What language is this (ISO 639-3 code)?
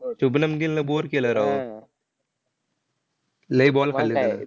mar